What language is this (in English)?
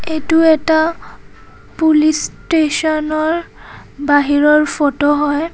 Assamese